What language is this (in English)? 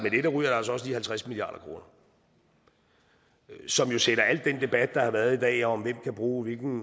Danish